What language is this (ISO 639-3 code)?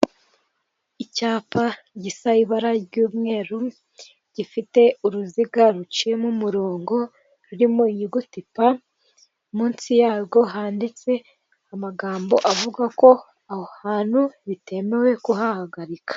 kin